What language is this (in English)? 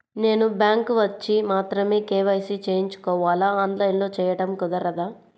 Telugu